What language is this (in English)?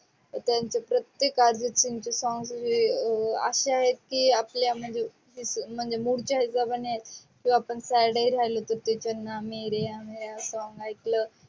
Marathi